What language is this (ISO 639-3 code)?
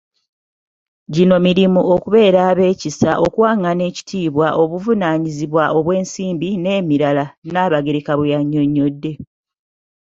lug